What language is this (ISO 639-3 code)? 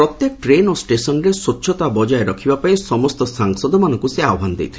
ori